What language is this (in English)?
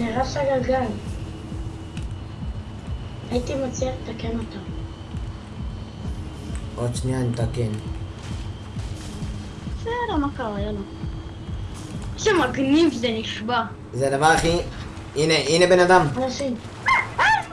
Hebrew